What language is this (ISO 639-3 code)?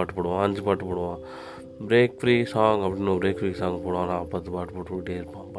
tam